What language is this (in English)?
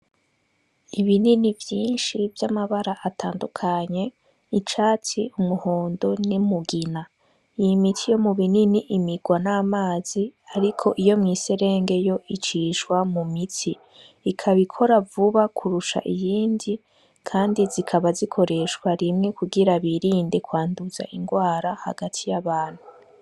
Rundi